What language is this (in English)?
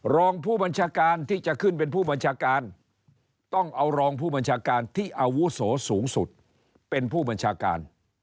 Thai